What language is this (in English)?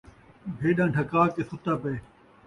Saraiki